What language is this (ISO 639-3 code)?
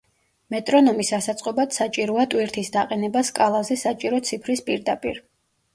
kat